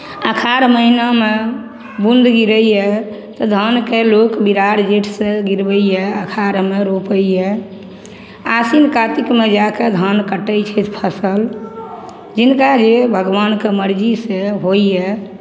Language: Maithili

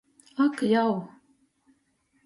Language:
Latgalian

